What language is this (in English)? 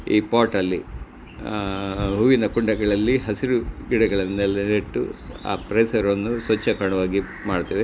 Kannada